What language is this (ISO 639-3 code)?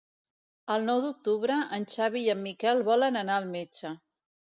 cat